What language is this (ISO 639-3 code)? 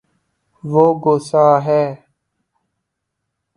urd